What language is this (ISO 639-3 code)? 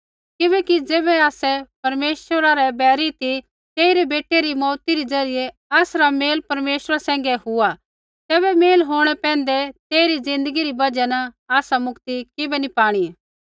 kfx